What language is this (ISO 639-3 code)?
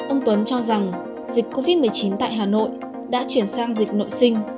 vie